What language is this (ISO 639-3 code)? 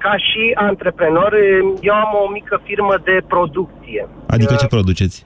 ron